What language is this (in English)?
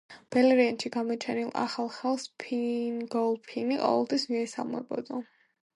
Georgian